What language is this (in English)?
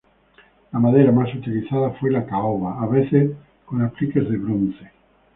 Spanish